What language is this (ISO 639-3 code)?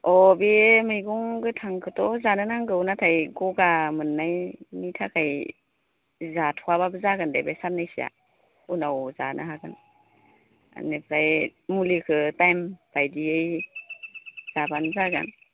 brx